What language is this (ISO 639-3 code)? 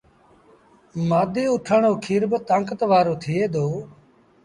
sbn